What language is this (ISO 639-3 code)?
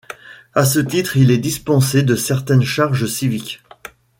fra